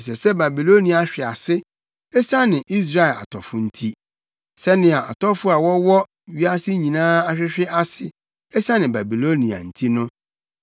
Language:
Akan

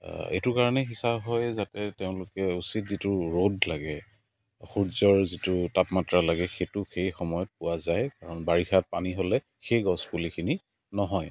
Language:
Assamese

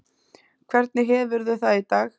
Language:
Icelandic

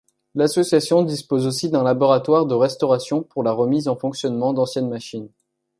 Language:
French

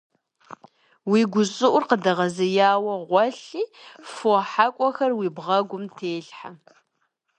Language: Kabardian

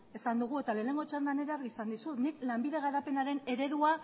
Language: Basque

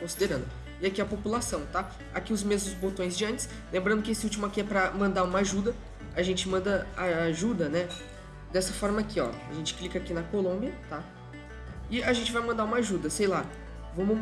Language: Portuguese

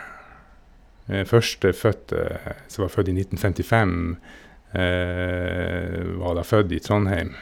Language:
Norwegian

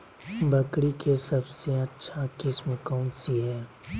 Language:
Magahi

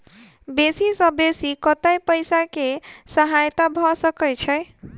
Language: Maithili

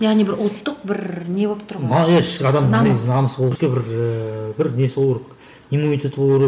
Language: Kazakh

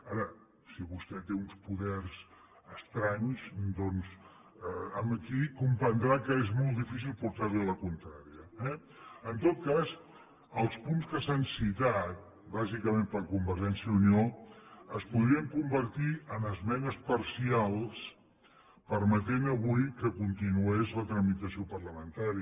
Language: Catalan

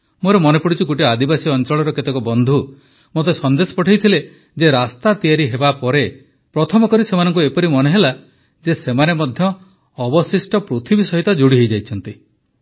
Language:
Odia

